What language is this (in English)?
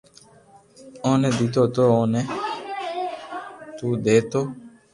Loarki